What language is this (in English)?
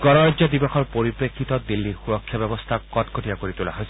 Assamese